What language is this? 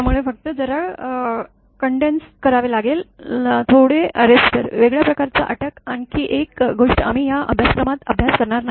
Marathi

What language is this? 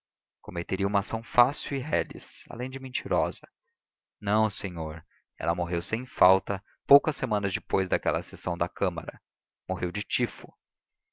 Portuguese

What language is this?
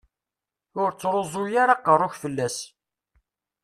Kabyle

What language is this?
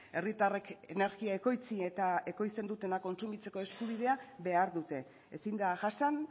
Basque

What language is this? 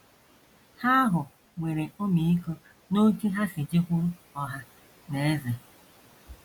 Igbo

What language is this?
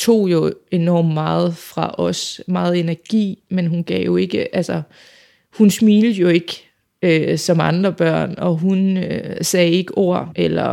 Danish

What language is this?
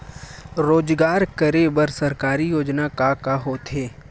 Chhattisgarhi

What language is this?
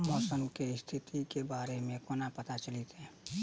Maithili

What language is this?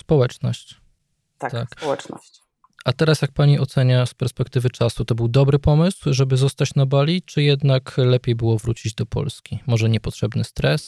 Polish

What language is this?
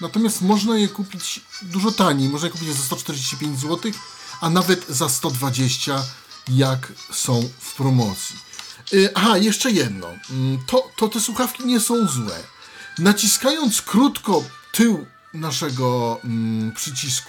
Polish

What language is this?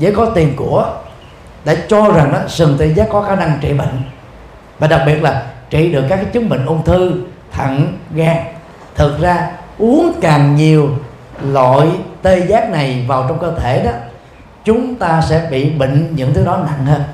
Vietnamese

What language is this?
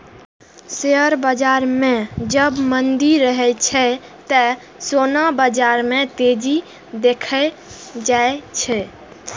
Maithili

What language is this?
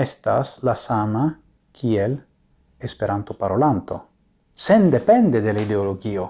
Italian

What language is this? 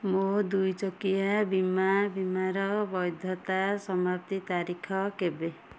Odia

